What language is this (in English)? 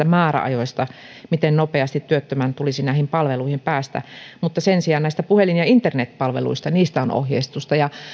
Finnish